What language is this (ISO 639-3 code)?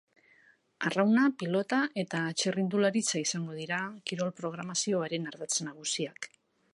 eus